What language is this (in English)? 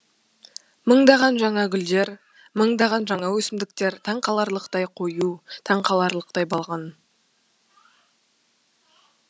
Kazakh